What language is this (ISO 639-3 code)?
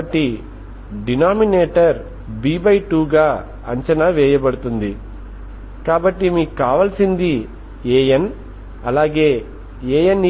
tel